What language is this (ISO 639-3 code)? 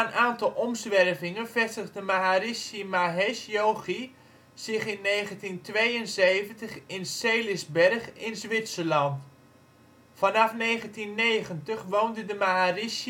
nld